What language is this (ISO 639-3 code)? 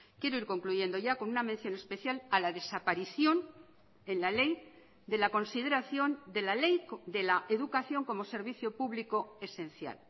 spa